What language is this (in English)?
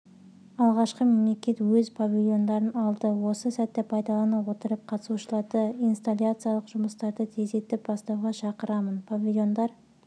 Kazakh